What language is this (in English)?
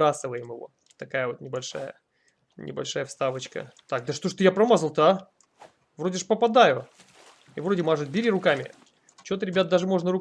Russian